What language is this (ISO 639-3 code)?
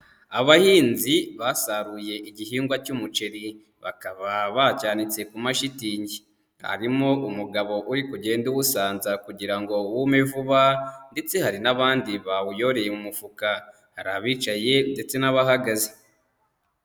kin